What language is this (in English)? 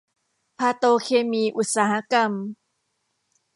Thai